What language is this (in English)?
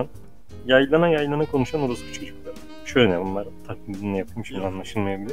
Turkish